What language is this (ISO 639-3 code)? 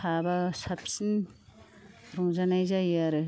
brx